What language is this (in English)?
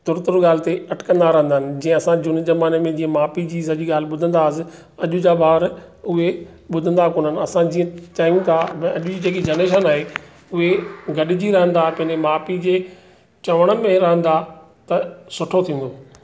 Sindhi